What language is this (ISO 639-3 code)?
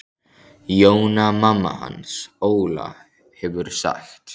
isl